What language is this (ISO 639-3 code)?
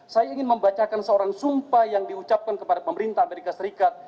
ind